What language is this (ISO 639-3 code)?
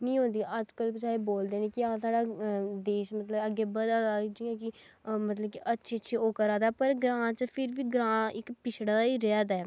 doi